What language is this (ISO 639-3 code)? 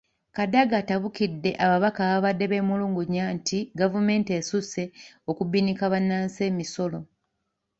lug